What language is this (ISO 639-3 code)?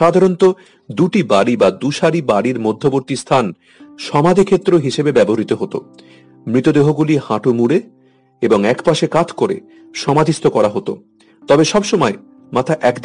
ben